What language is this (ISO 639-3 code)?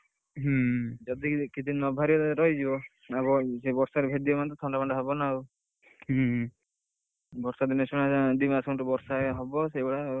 ori